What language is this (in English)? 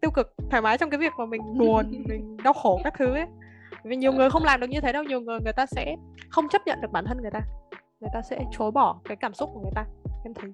Vietnamese